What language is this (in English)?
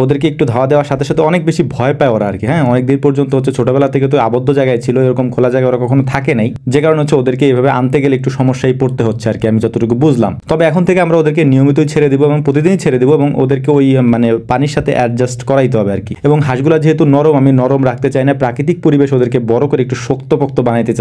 Bangla